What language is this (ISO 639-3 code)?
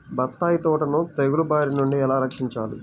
tel